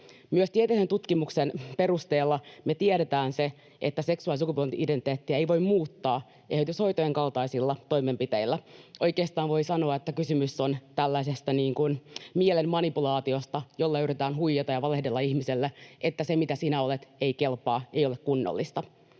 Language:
Finnish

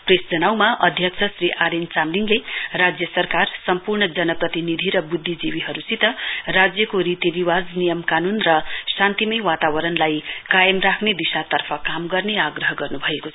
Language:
Nepali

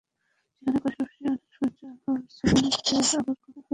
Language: Bangla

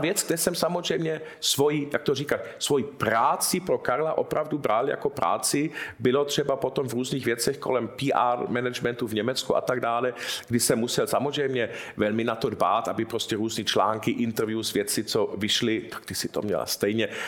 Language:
Czech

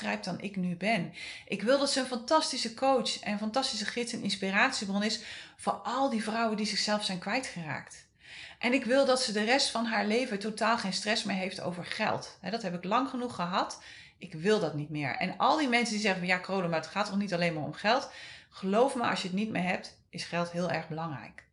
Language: Dutch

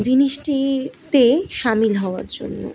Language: Bangla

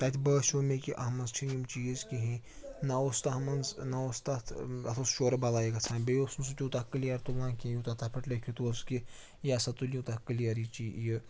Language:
Kashmiri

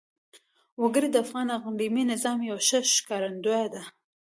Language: Pashto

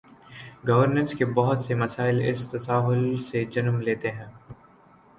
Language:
Urdu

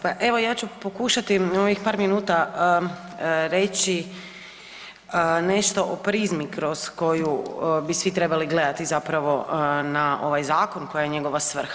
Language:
Croatian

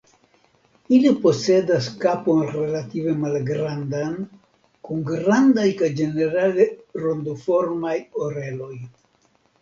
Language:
Esperanto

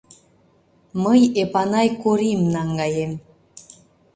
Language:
Mari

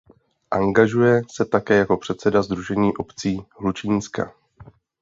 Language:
Czech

